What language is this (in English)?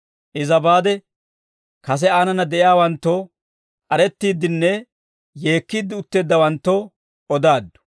Dawro